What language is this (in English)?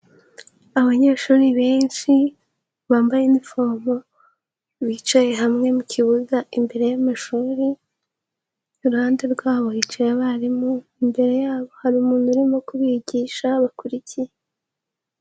Kinyarwanda